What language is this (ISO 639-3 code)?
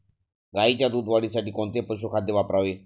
mar